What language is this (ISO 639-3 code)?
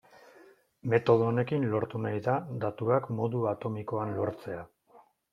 eus